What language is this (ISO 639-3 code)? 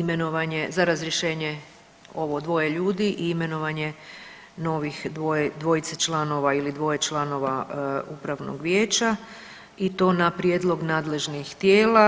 hrv